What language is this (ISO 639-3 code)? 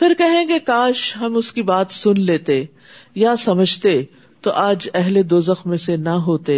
urd